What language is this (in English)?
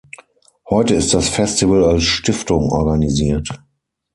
German